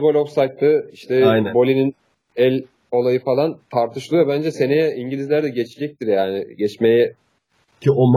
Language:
Turkish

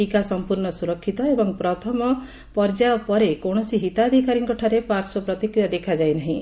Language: Odia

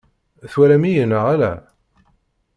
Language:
Kabyle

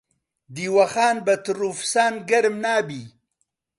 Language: Central Kurdish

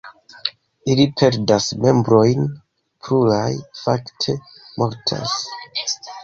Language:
Esperanto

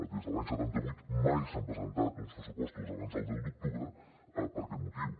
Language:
Catalan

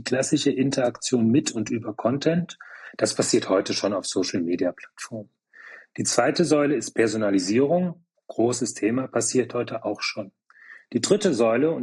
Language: German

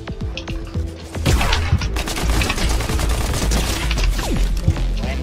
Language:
Spanish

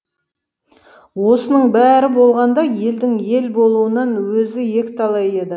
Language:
Kazakh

